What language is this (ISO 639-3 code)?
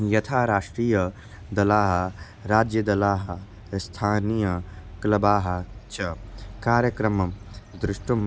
san